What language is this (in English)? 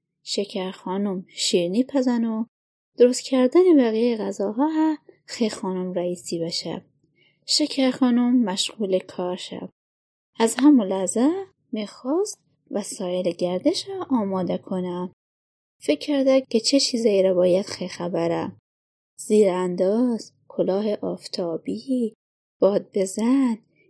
Persian